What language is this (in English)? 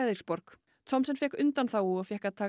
Icelandic